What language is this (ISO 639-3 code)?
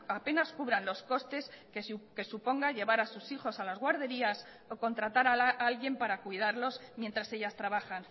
spa